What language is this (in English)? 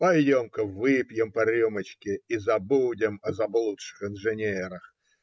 Russian